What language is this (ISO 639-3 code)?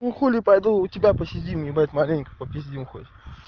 rus